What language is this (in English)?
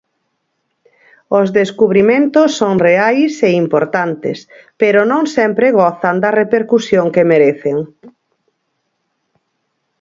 Galician